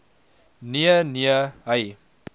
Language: Afrikaans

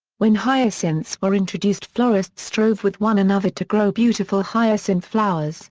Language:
English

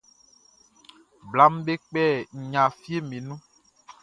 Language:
Baoulé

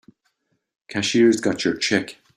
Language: English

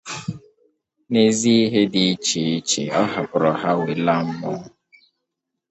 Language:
Igbo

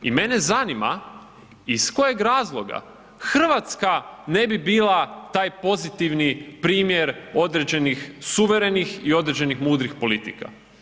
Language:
Croatian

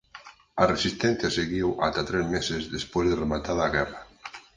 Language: Galician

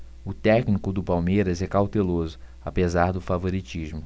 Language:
Portuguese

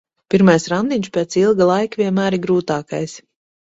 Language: Latvian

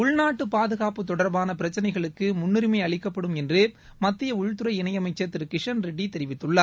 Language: Tamil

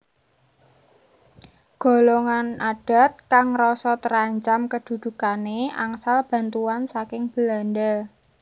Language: Javanese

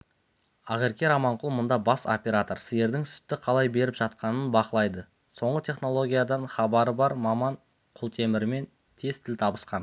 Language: Kazakh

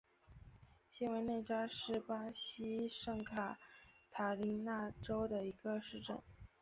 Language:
Chinese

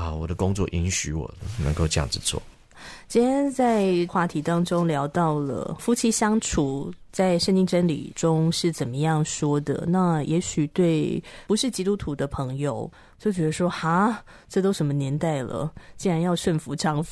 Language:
Chinese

